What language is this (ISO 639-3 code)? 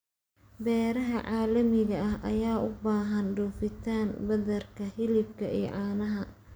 som